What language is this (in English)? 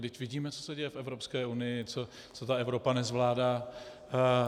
Czech